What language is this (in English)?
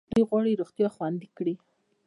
Pashto